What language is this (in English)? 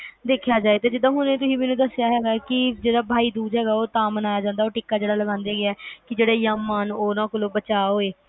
Punjabi